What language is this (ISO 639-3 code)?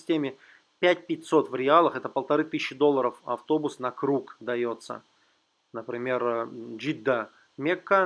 rus